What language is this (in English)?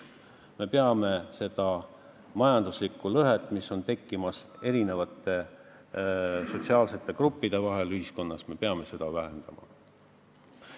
Estonian